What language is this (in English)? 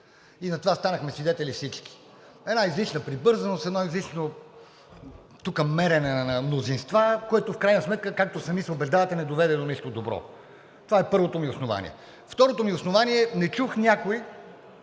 Bulgarian